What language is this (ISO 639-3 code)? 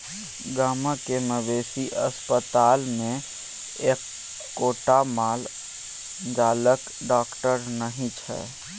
mai